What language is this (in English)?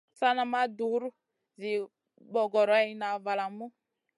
Masana